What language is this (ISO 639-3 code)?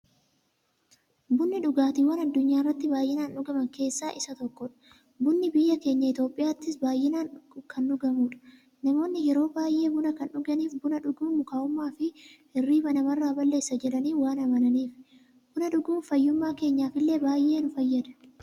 orm